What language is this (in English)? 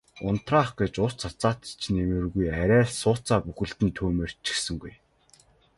Mongolian